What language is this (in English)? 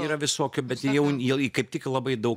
Lithuanian